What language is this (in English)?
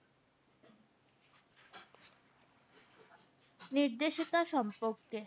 Bangla